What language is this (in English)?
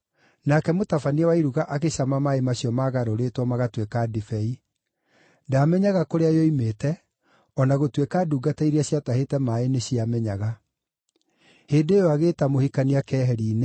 Kikuyu